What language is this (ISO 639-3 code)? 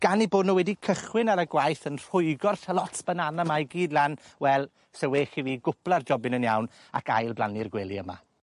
cym